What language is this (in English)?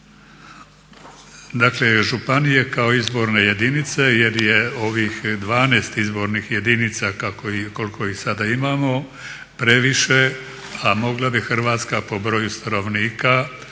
Croatian